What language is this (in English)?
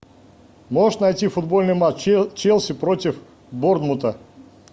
Russian